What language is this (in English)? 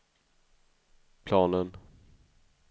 Swedish